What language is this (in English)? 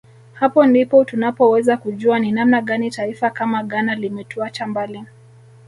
Swahili